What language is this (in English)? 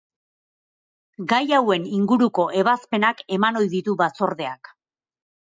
Basque